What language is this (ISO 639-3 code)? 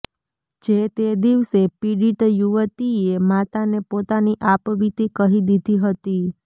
guj